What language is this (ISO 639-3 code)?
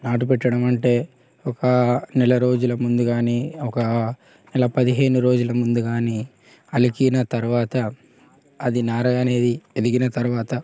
tel